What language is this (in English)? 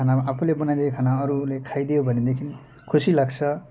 Nepali